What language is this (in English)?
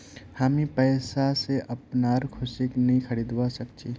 Magahi